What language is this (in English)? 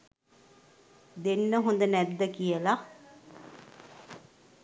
Sinhala